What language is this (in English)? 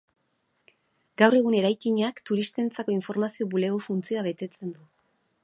Basque